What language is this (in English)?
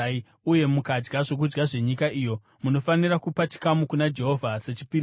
Shona